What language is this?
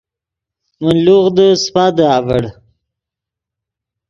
Yidgha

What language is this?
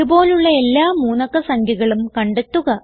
Malayalam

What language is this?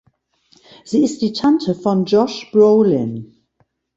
German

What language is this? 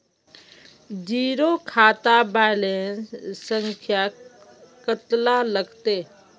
Magahi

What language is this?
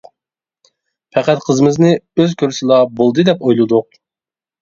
Uyghur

